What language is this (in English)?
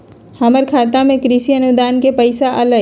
Magahi